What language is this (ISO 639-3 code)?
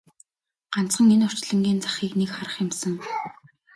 mon